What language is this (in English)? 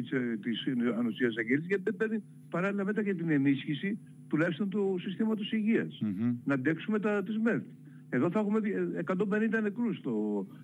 Greek